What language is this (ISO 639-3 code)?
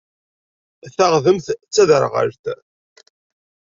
kab